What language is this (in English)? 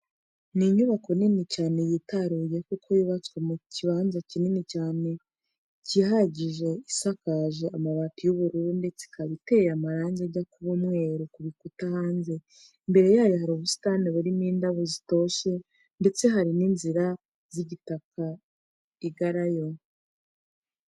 Kinyarwanda